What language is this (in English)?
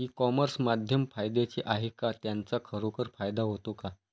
Marathi